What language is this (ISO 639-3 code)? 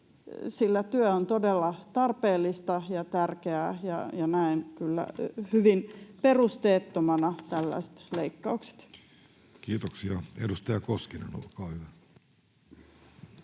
fin